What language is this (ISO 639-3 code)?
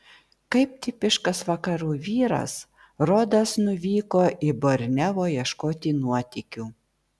lit